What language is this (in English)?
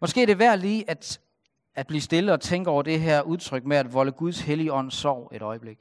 Danish